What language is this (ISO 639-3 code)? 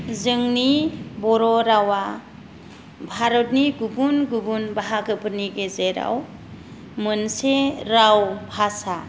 brx